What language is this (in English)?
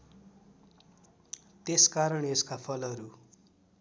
Nepali